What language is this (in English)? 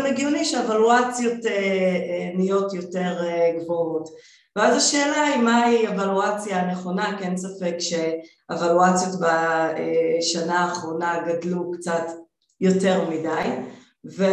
Hebrew